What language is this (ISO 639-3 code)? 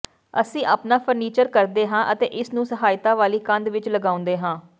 pan